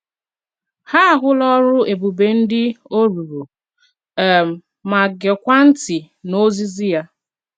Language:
Igbo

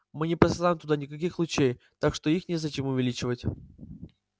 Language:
Russian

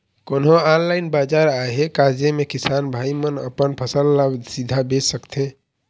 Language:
Chhattisgarhi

